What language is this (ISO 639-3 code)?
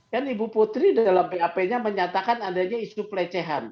ind